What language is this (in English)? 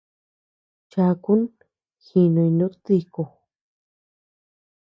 Tepeuxila Cuicatec